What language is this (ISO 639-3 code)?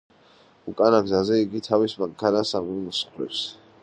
kat